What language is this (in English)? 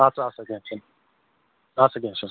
Kashmiri